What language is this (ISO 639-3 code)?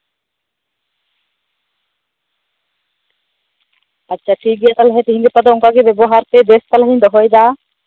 sat